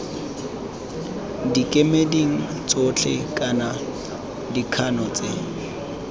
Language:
Tswana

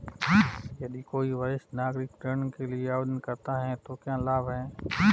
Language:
Hindi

